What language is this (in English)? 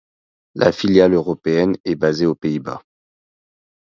French